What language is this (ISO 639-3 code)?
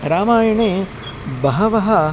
san